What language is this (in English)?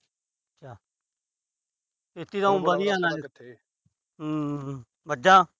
Punjabi